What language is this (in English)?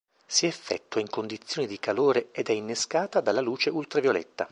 Italian